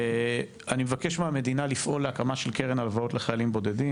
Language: Hebrew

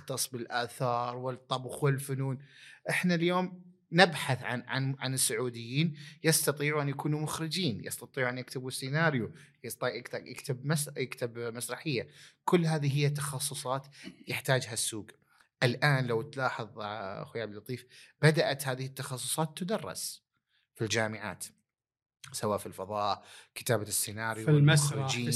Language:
Arabic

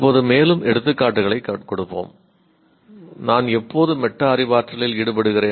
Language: Tamil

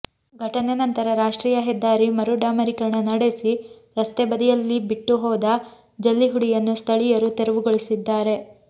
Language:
Kannada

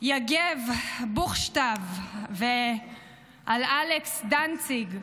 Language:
Hebrew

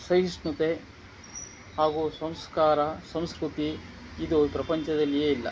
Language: Kannada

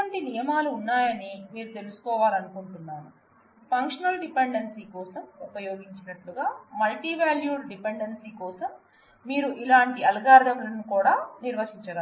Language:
Telugu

